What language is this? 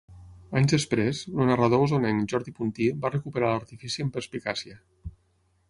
Catalan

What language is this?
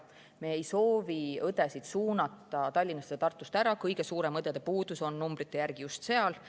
Estonian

